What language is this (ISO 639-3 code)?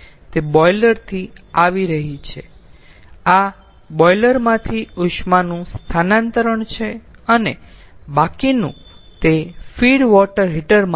guj